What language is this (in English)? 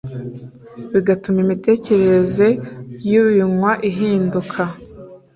Kinyarwanda